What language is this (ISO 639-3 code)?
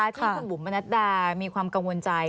tha